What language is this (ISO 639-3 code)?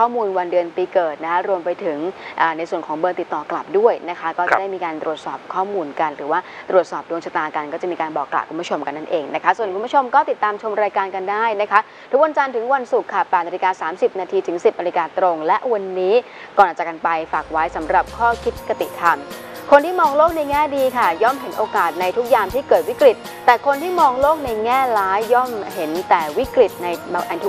tha